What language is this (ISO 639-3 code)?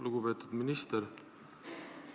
est